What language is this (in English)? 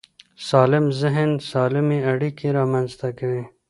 Pashto